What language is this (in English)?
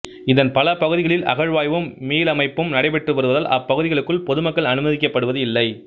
Tamil